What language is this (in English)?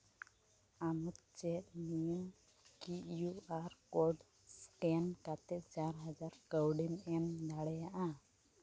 Santali